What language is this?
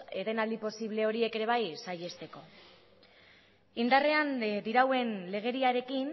Basque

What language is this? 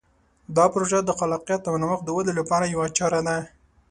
Pashto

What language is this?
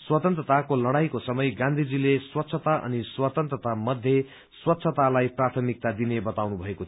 Nepali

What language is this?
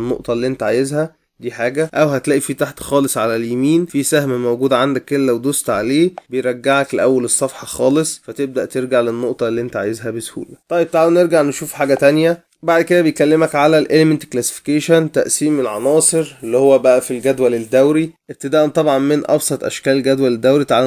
Arabic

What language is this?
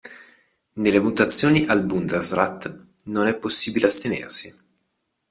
Italian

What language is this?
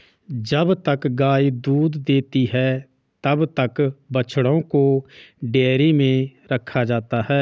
Hindi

